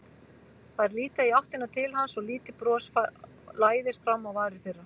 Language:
Icelandic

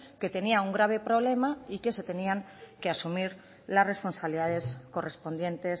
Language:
Spanish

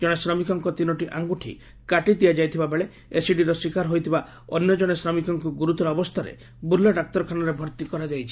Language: Odia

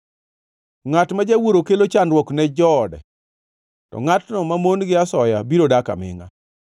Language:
Luo (Kenya and Tanzania)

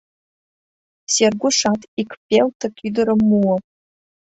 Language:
Mari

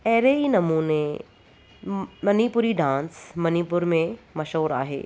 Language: Sindhi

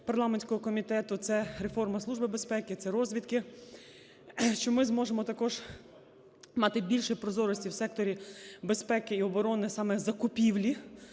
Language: Ukrainian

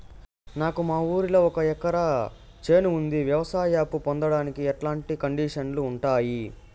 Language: Telugu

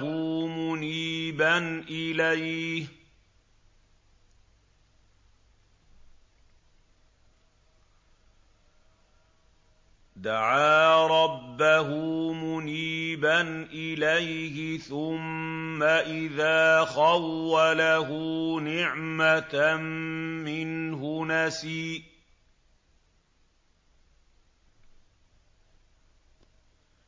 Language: Arabic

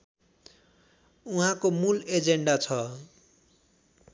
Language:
Nepali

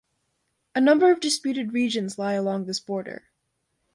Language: English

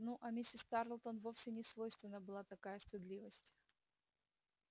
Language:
Russian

